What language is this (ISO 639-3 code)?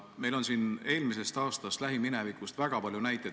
est